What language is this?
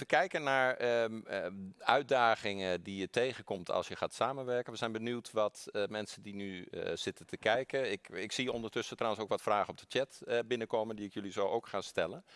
Dutch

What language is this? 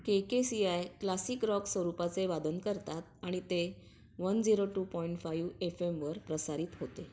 Marathi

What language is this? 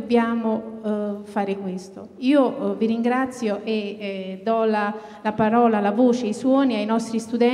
Italian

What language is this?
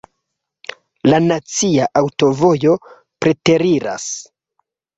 Esperanto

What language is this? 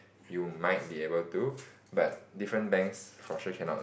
English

